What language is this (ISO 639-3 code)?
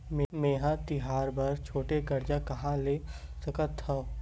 hne